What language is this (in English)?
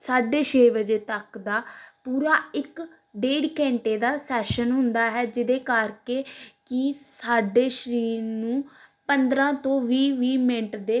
Punjabi